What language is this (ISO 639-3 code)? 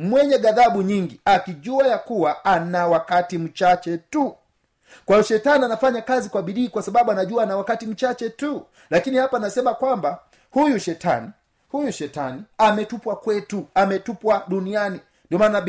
swa